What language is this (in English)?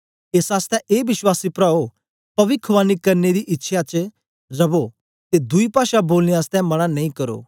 Dogri